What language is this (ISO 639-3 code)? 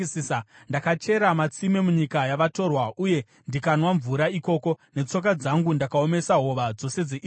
sna